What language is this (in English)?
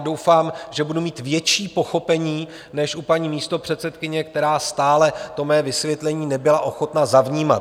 Czech